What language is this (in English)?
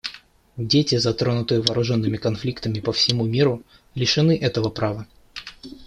Russian